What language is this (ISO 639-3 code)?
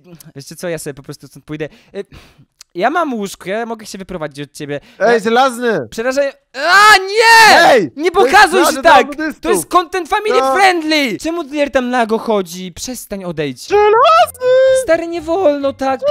pol